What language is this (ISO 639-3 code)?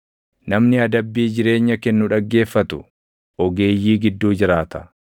orm